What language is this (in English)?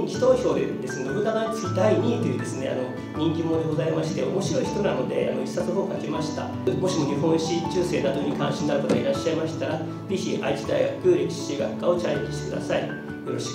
Japanese